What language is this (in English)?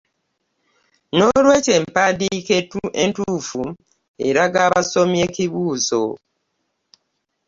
Ganda